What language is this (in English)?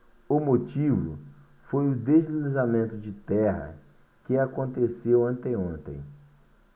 Portuguese